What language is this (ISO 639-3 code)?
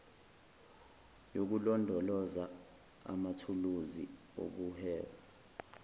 zul